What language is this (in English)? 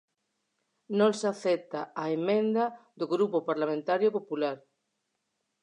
Galician